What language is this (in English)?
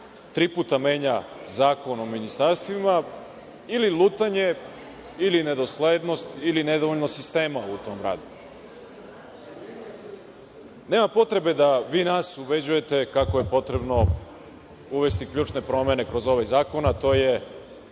Serbian